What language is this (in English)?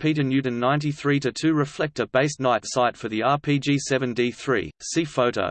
English